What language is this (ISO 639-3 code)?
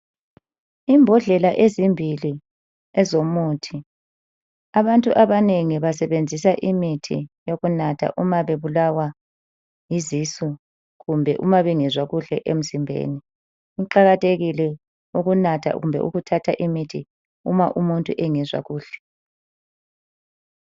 nde